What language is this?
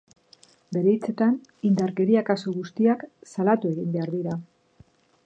Basque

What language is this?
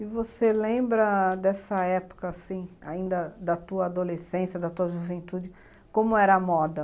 Portuguese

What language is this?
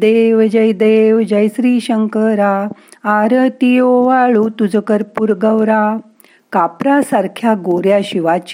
Marathi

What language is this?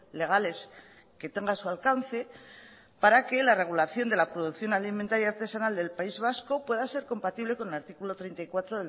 Spanish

